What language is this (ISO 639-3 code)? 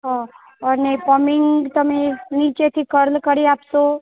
guj